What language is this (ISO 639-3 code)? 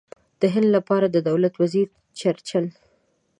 pus